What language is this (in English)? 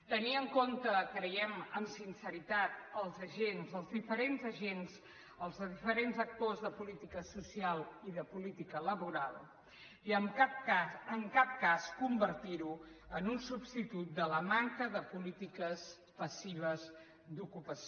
Catalan